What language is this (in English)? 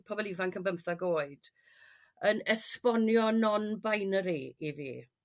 Welsh